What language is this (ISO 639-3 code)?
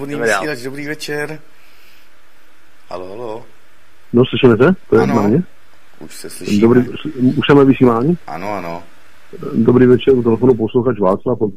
ces